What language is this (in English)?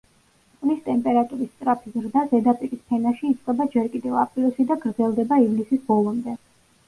Georgian